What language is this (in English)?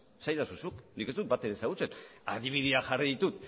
Basque